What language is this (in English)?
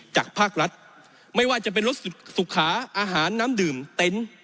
Thai